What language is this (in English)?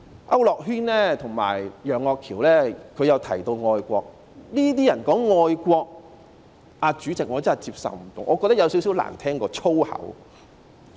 Cantonese